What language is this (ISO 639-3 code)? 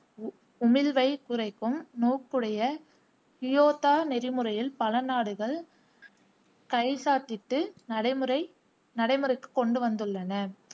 tam